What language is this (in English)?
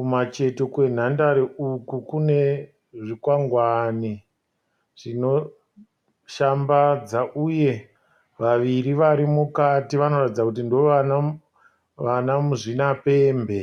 Shona